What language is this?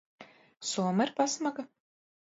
Latvian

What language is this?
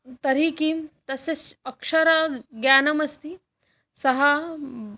Sanskrit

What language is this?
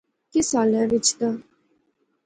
Pahari-Potwari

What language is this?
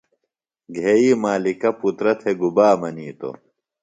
Phalura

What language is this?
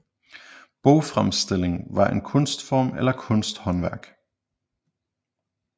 Danish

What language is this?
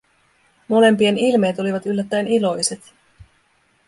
Finnish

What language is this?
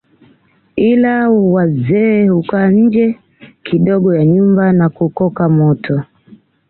Swahili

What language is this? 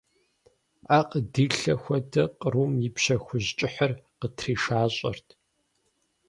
Kabardian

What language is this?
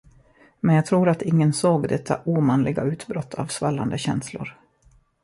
Swedish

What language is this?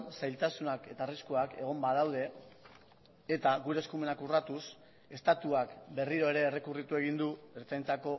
Basque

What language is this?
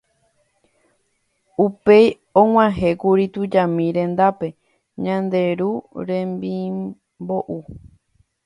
Guarani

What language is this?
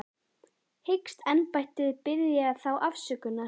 Icelandic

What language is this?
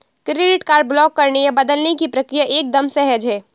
Hindi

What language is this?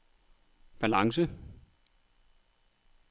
Danish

